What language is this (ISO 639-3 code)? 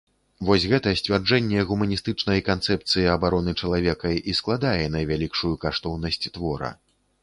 bel